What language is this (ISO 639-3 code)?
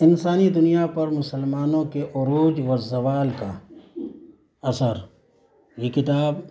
urd